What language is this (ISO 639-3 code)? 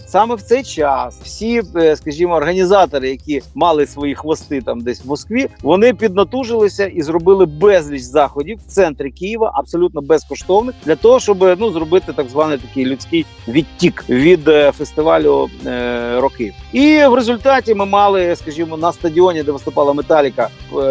ukr